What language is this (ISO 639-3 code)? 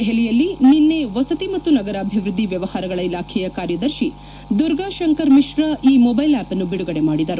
kan